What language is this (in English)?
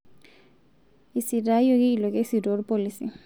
Masai